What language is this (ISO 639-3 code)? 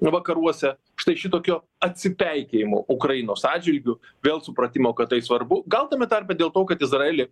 lit